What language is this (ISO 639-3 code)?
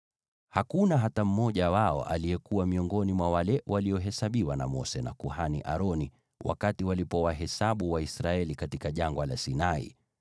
swa